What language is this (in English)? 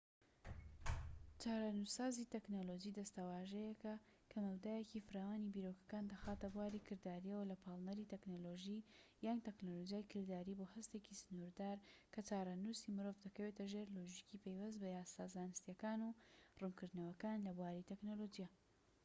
Central Kurdish